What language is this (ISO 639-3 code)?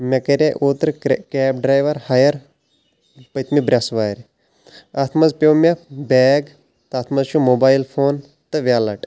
kas